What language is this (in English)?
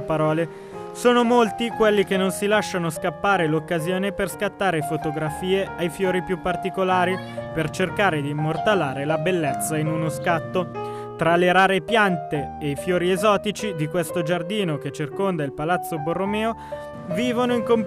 Italian